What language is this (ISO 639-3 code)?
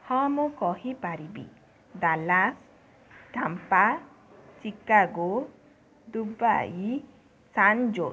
ori